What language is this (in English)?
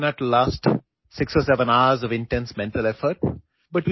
Malayalam